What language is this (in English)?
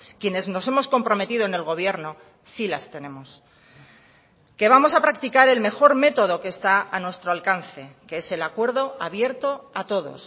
Spanish